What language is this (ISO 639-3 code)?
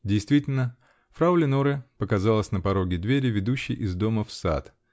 rus